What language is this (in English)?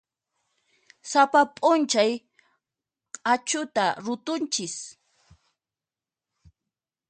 Puno Quechua